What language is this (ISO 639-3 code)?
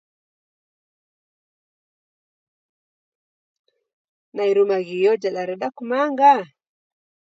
dav